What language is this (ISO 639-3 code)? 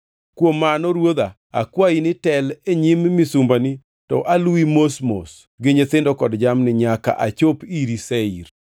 luo